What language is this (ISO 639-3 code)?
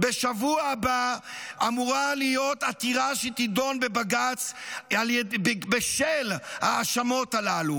heb